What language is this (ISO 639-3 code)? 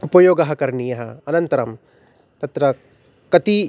san